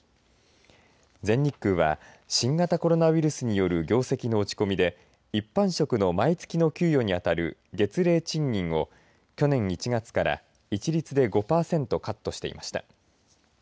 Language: Japanese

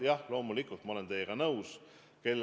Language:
Estonian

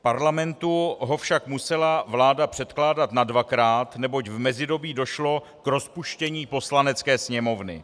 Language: Czech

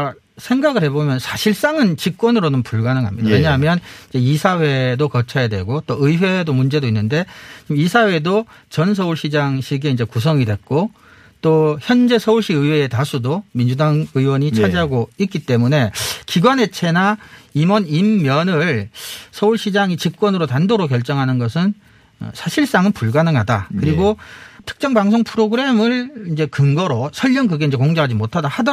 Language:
Korean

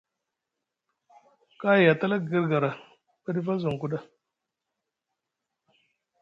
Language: Musgu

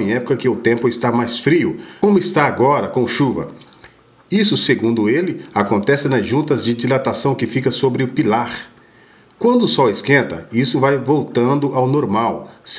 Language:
Portuguese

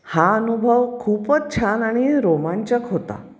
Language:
Marathi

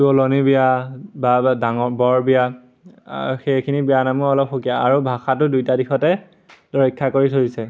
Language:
Assamese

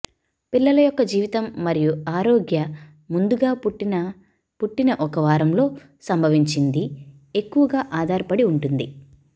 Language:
Telugu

